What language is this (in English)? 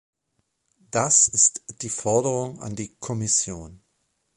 German